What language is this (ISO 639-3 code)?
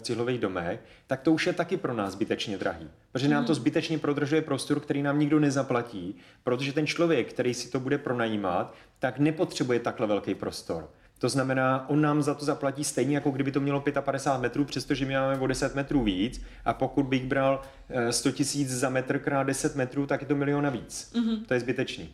ces